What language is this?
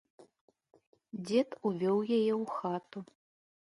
Belarusian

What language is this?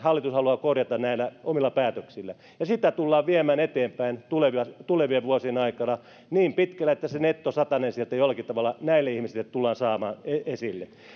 Finnish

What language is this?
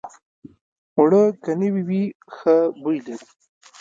Pashto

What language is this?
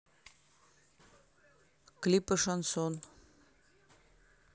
Russian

